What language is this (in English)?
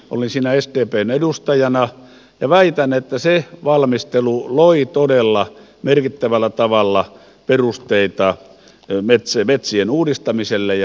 Finnish